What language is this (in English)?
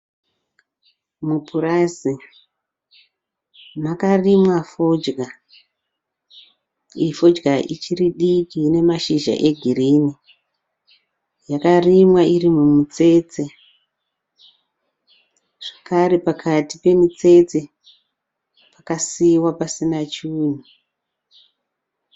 Shona